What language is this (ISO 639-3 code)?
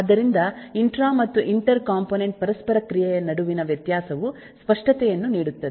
kan